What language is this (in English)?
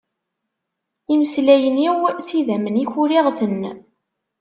Kabyle